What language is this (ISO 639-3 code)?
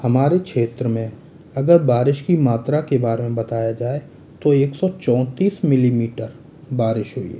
hin